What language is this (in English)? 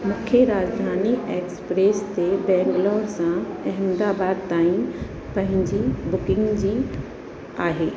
Sindhi